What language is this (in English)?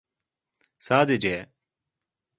Turkish